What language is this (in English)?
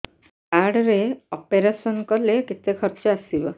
Odia